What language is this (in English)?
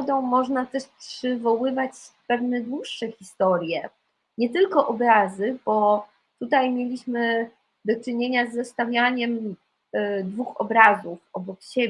Polish